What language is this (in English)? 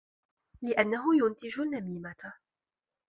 Arabic